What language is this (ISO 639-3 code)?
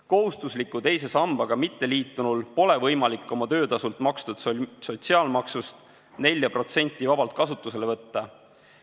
est